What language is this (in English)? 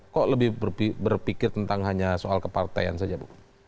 Indonesian